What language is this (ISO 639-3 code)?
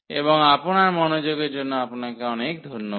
ben